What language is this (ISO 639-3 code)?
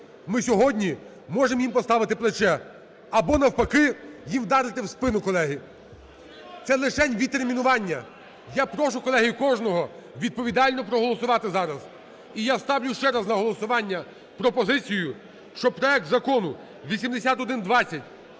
ukr